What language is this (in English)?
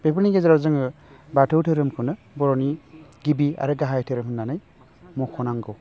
Bodo